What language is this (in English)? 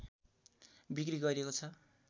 Nepali